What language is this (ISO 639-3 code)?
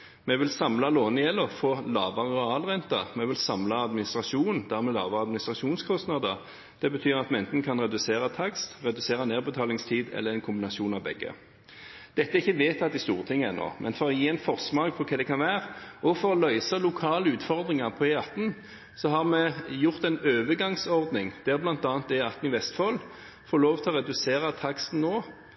nob